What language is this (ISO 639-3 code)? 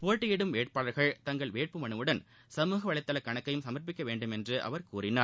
tam